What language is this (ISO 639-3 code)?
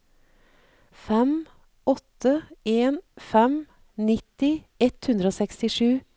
nor